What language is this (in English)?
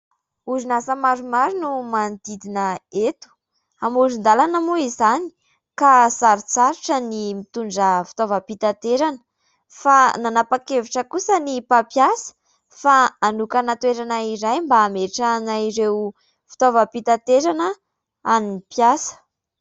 Malagasy